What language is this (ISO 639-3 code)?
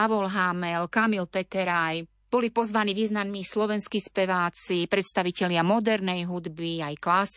slk